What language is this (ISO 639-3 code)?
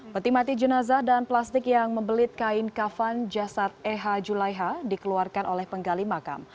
ind